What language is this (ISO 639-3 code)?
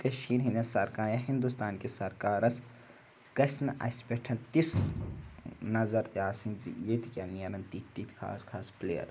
kas